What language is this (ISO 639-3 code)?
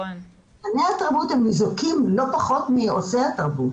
heb